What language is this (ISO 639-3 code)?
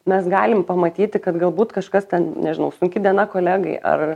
lit